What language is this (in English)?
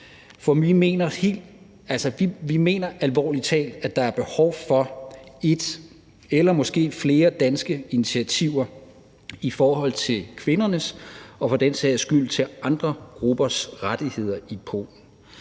Danish